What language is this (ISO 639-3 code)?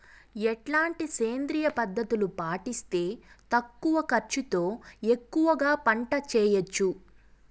tel